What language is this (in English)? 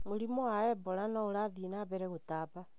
Kikuyu